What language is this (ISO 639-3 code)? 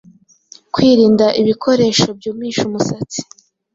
kin